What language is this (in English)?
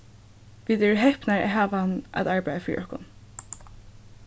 Faroese